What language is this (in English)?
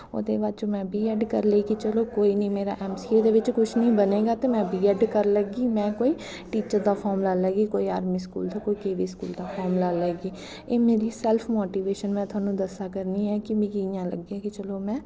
Dogri